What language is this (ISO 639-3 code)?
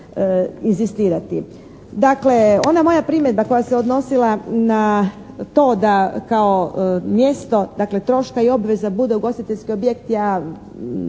hrv